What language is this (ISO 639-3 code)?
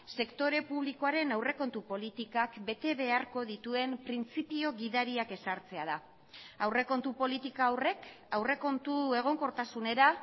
eus